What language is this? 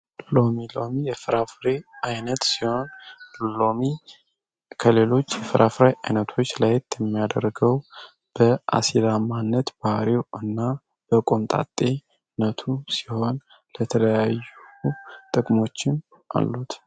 Amharic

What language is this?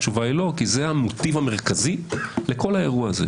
Hebrew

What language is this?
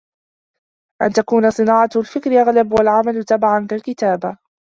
Arabic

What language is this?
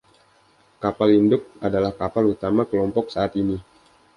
Indonesian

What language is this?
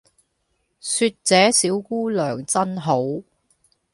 Cantonese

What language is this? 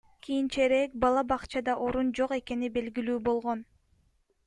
Kyrgyz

